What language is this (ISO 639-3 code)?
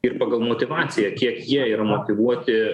lit